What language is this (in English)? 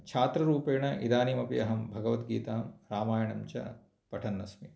Sanskrit